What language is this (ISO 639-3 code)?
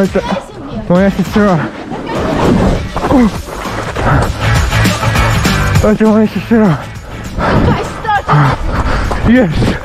rus